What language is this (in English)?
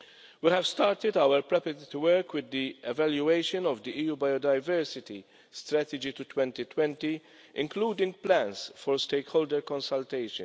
English